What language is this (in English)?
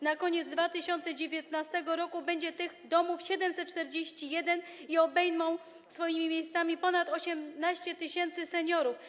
Polish